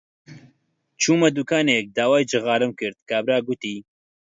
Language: Central Kurdish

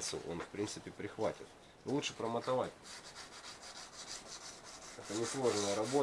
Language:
Russian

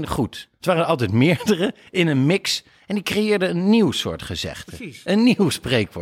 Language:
Dutch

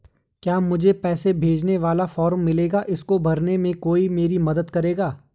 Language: Hindi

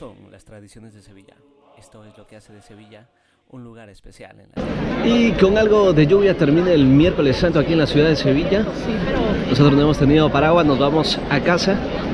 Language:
Spanish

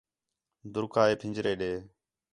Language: Khetrani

